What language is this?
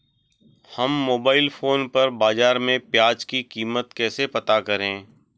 Hindi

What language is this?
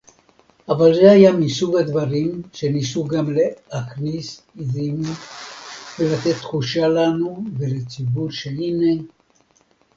Hebrew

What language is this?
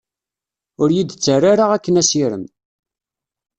Kabyle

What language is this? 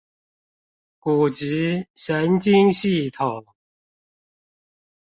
Chinese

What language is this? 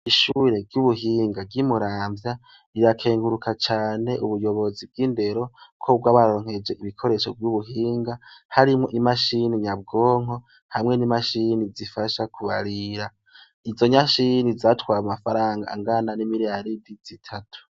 Rundi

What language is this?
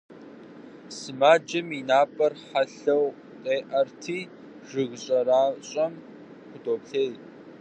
Kabardian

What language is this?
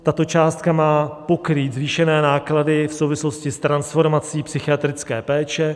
Czech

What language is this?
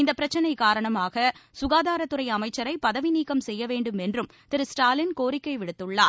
Tamil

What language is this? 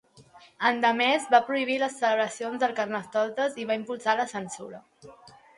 Catalan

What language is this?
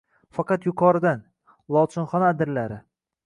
Uzbek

